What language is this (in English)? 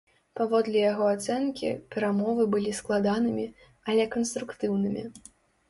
Belarusian